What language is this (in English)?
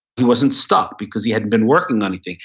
English